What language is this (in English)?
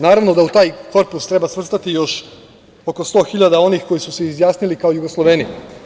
Serbian